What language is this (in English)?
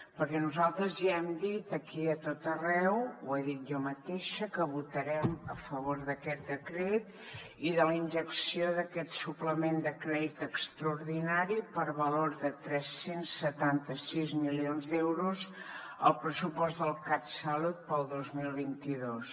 Catalan